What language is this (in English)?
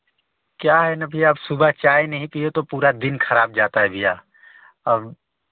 Hindi